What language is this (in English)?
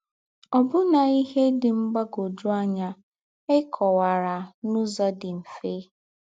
Igbo